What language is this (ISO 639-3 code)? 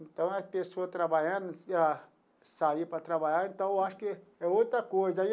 por